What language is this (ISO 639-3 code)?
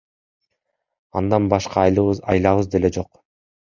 kir